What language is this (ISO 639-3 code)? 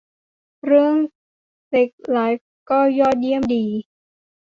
tha